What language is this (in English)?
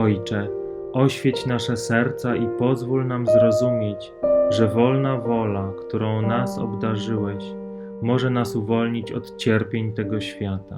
Polish